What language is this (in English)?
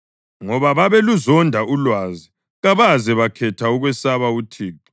North Ndebele